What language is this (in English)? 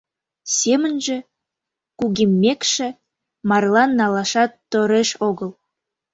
Mari